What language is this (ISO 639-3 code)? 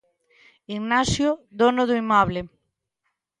glg